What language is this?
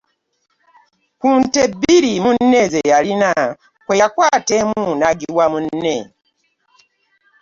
Ganda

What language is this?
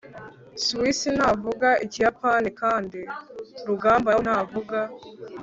Kinyarwanda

